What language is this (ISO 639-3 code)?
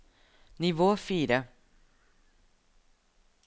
nor